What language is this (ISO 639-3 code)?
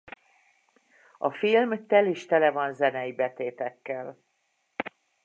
hun